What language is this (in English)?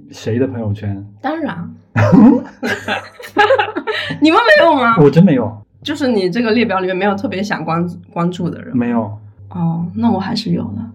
Chinese